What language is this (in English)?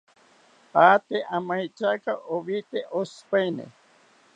South Ucayali Ashéninka